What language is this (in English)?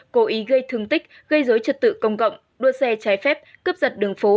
Vietnamese